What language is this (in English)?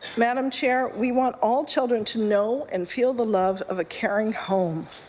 English